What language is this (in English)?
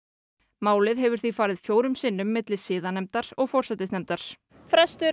Icelandic